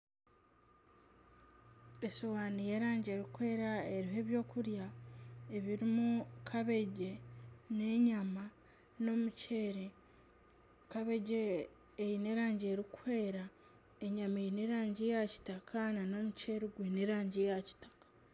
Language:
Nyankole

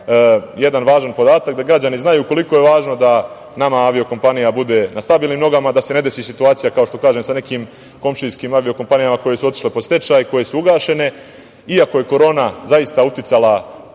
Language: Serbian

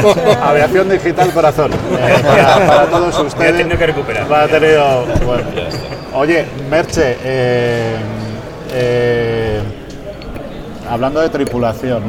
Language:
Spanish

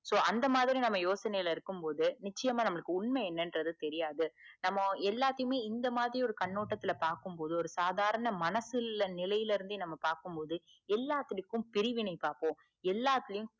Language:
Tamil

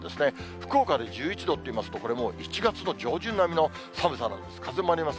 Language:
Japanese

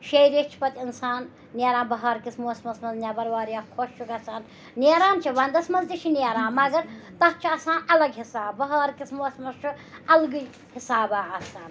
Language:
Kashmiri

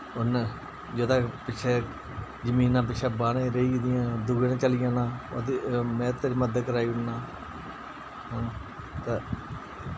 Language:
Dogri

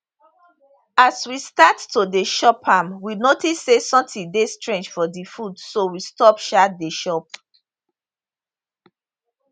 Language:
Nigerian Pidgin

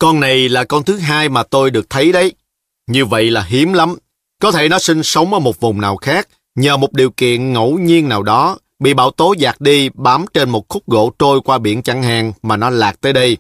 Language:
Vietnamese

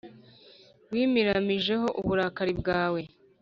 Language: Kinyarwanda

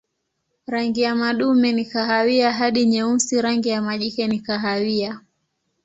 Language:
Swahili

